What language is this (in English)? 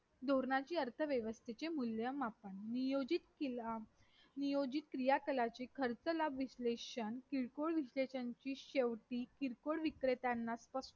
Marathi